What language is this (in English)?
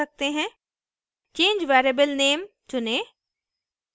Hindi